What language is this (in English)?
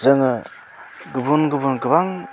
Bodo